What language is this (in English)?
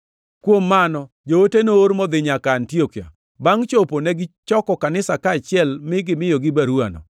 Luo (Kenya and Tanzania)